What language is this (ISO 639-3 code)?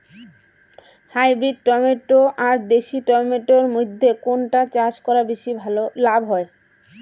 ben